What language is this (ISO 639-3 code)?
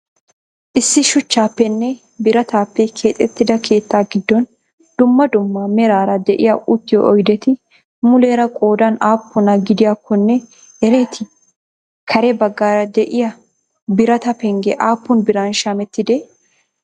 wal